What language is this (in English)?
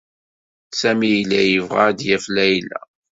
Kabyle